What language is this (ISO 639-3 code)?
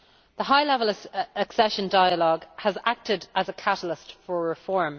eng